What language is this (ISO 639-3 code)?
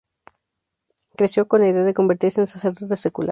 spa